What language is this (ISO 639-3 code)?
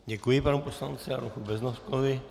ces